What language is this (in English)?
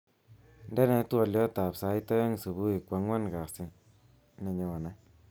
Kalenjin